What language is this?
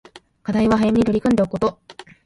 Japanese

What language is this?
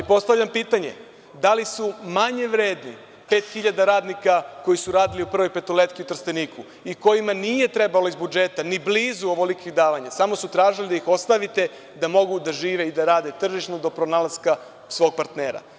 Serbian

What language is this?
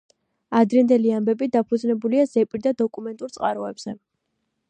Georgian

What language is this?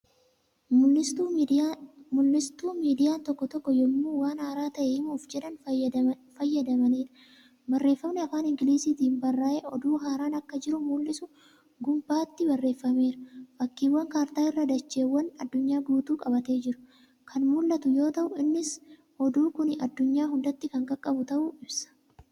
Oromo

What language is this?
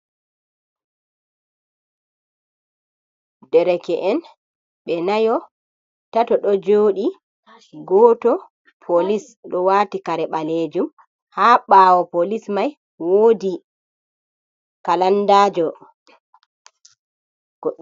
Fula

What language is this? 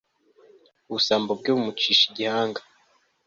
Kinyarwanda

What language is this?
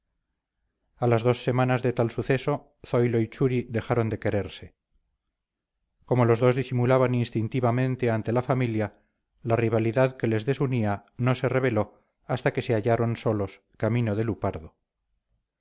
Spanish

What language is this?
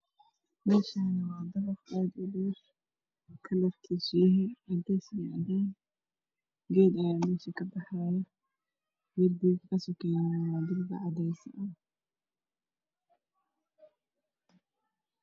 Somali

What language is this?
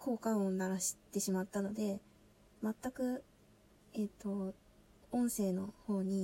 Japanese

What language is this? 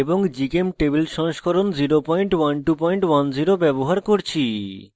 Bangla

